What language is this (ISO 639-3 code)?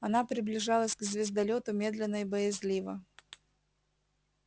rus